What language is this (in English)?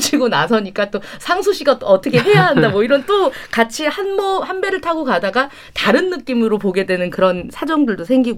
Korean